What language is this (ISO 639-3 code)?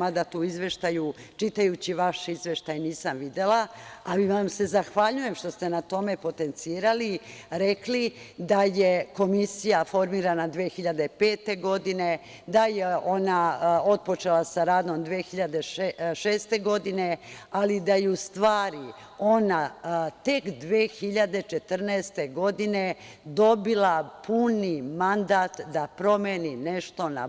srp